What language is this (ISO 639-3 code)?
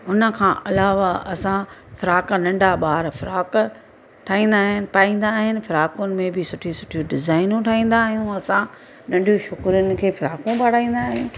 snd